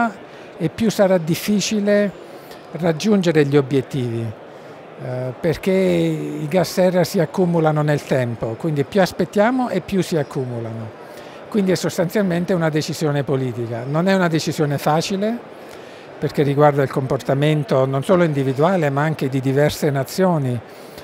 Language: Italian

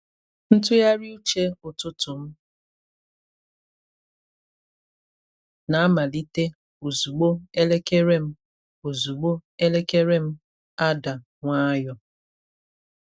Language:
Igbo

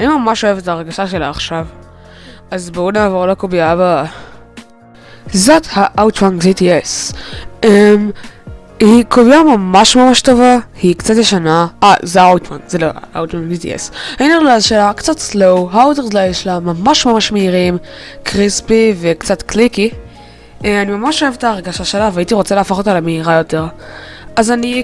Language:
Hebrew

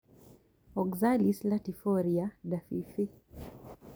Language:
Kikuyu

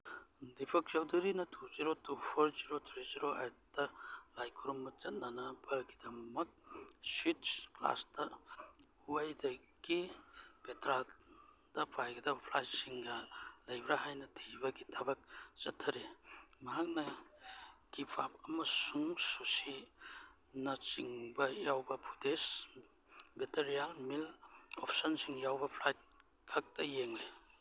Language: Manipuri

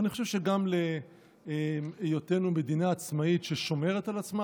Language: Hebrew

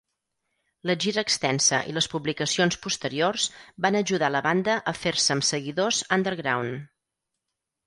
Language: Catalan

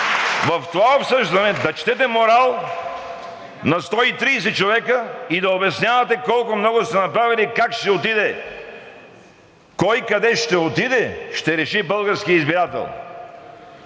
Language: Bulgarian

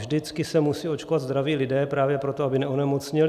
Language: Czech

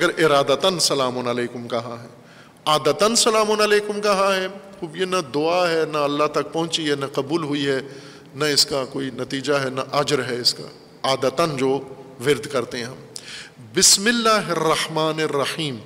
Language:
Urdu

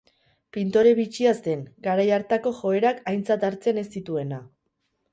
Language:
Basque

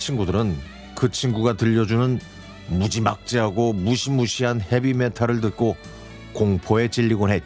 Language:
Korean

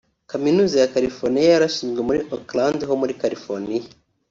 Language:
Kinyarwanda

